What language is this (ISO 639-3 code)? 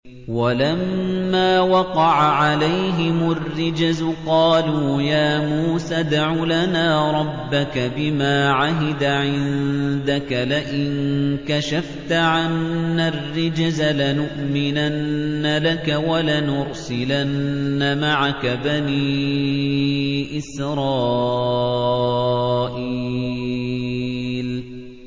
ara